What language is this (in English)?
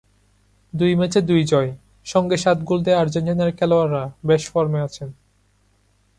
Bangla